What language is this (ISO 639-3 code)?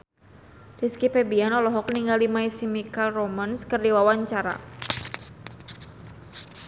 sun